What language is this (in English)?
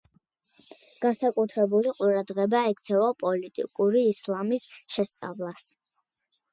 Georgian